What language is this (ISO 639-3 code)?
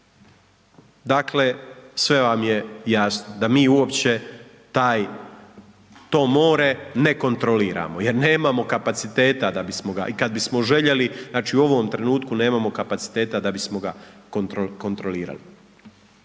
hrv